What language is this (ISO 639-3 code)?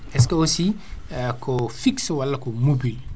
ful